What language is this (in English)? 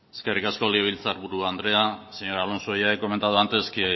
Basque